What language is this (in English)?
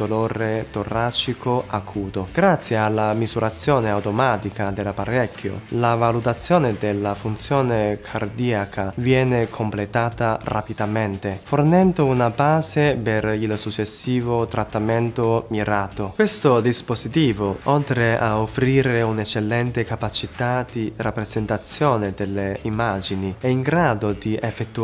Italian